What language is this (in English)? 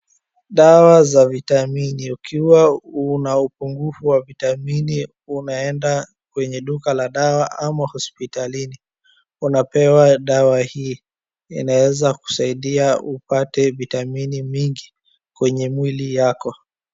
Swahili